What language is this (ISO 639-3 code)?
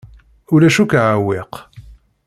kab